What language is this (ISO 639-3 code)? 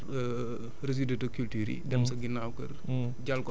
wol